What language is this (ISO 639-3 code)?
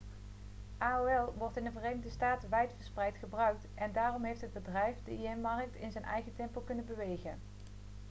nld